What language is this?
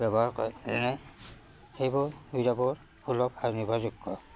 Assamese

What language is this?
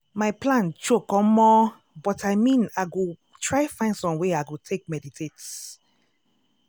Nigerian Pidgin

